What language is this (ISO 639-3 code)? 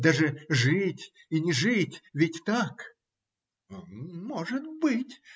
rus